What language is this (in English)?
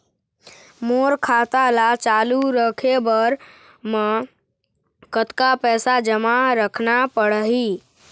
Chhattisgarhi